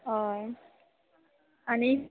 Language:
Konkani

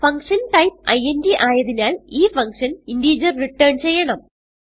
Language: Malayalam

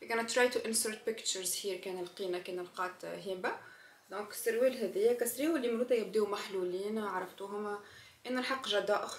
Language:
Arabic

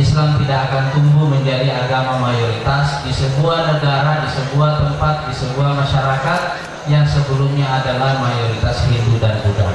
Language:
Indonesian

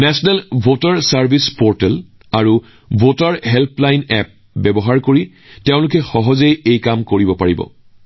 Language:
Assamese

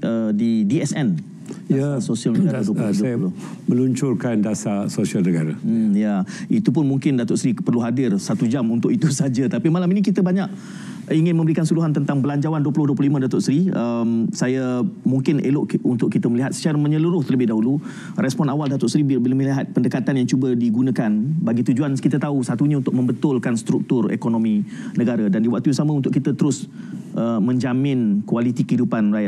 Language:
Malay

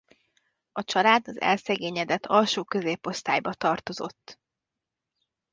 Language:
Hungarian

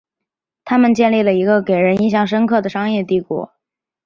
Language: Chinese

